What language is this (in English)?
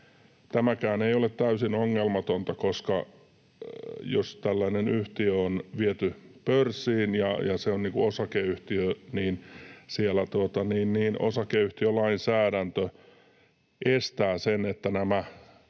Finnish